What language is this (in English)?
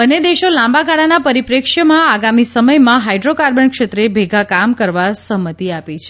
Gujarati